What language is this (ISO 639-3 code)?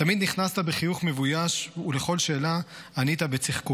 heb